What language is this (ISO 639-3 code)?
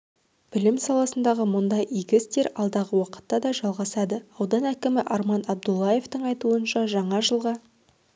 kaz